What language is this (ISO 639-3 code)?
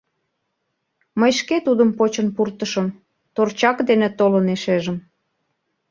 chm